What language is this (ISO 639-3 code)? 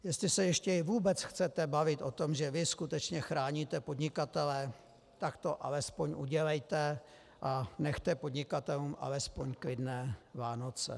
ces